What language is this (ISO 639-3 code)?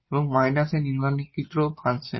ben